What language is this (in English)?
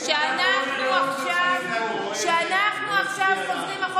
Hebrew